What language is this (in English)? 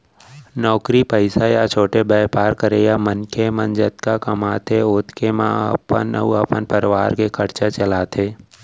Chhattisgarhi